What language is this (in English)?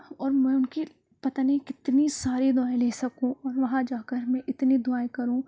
Urdu